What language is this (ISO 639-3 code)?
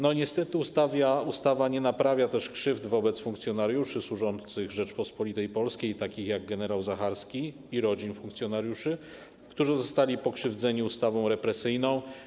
pol